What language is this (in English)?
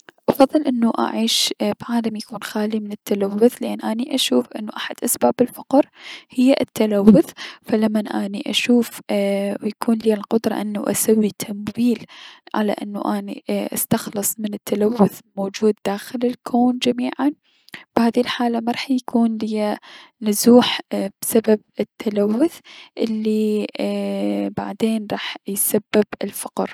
Mesopotamian Arabic